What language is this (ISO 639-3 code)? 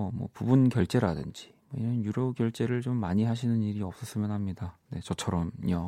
kor